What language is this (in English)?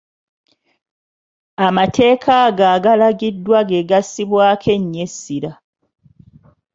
Ganda